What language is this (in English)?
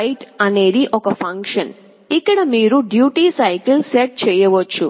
Telugu